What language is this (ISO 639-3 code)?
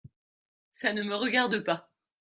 fra